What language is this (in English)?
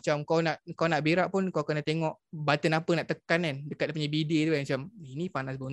Malay